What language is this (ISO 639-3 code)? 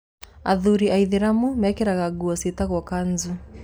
kik